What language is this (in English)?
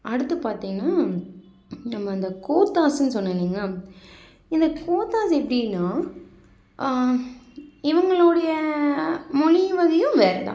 Tamil